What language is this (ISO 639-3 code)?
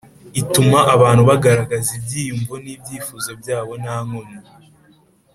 kin